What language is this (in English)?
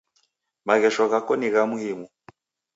Taita